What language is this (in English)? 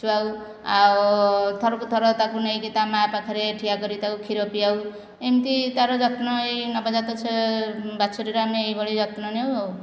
Odia